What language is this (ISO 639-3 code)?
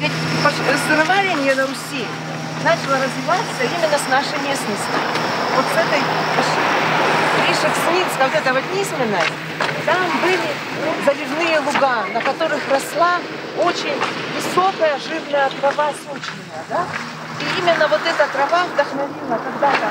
rus